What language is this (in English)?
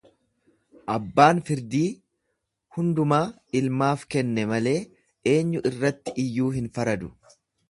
Oromo